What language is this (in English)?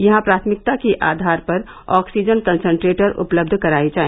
Hindi